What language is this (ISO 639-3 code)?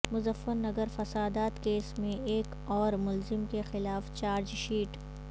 urd